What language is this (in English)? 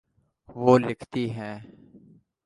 Urdu